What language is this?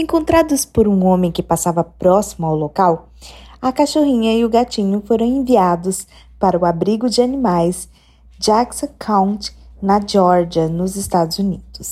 Portuguese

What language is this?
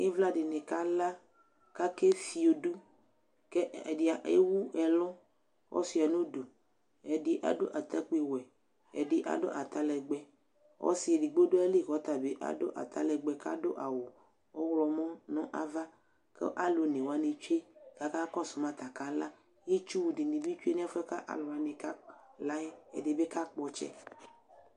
Ikposo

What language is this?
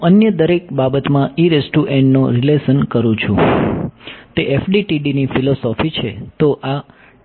Gujarati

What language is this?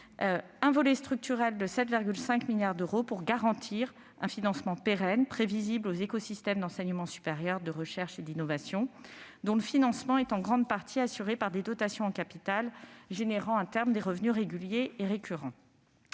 French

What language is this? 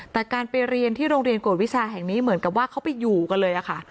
Thai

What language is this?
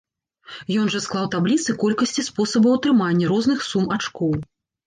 Belarusian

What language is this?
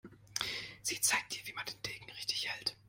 German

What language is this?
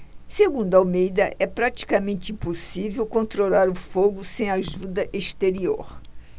Portuguese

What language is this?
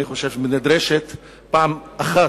Hebrew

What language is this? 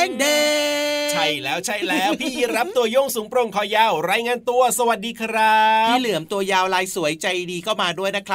Thai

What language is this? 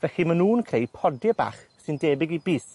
Welsh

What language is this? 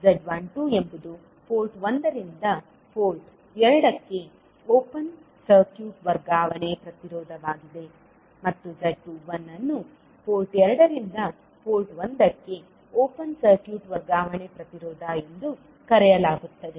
Kannada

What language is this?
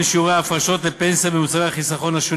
Hebrew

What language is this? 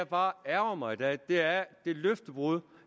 Danish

